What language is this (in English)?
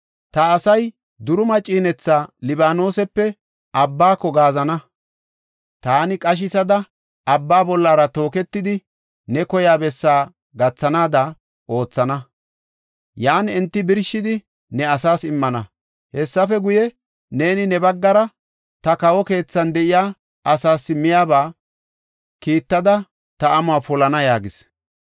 Gofa